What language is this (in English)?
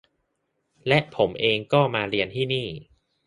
Thai